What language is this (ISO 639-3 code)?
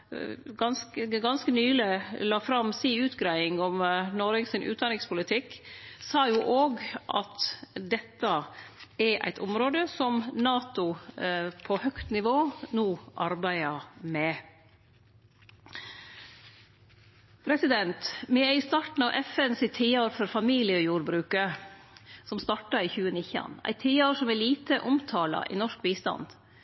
nno